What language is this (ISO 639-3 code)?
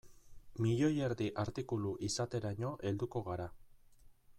eus